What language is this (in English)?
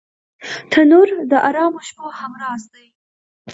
Pashto